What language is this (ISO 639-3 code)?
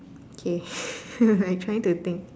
eng